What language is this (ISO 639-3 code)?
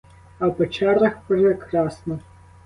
ukr